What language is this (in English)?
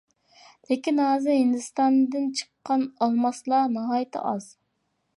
Uyghur